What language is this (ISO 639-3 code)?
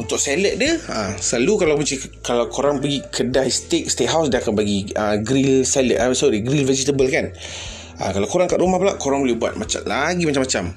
msa